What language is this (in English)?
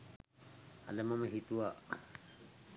Sinhala